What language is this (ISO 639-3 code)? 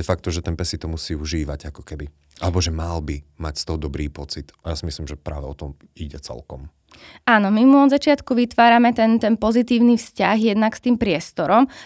slk